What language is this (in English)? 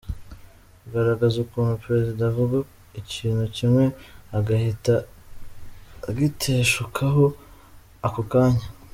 Kinyarwanda